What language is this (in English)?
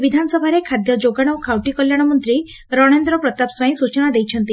Odia